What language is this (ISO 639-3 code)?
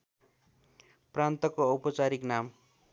nep